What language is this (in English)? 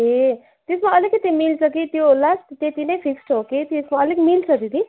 Nepali